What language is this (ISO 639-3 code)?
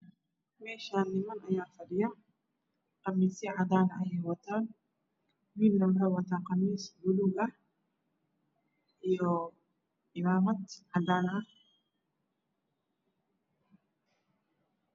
som